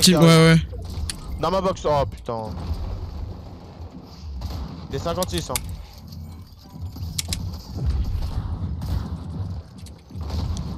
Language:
French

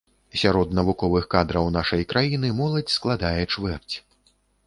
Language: Belarusian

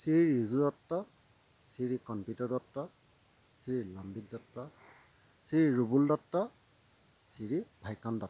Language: Assamese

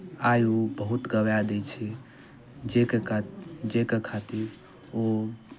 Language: Maithili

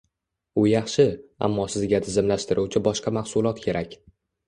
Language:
Uzbek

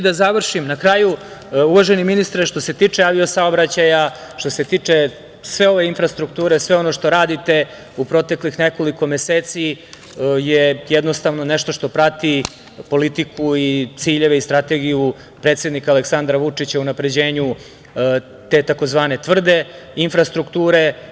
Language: Serbian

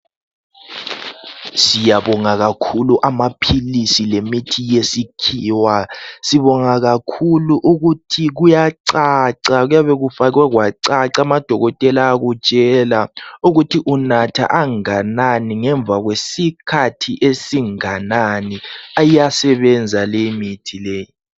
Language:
North Ndebele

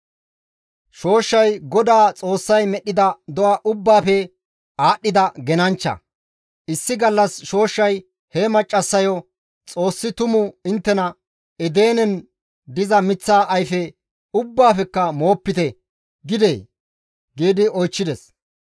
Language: Gamo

